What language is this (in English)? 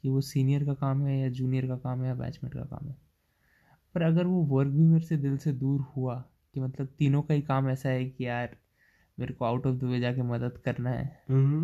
Hindi